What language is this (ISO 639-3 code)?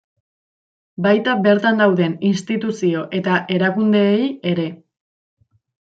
eus